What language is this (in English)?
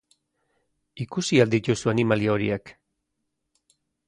Basque